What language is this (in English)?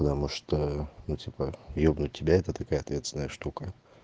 Russian